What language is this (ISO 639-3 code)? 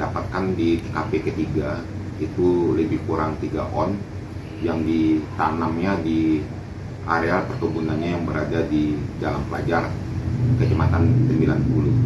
ind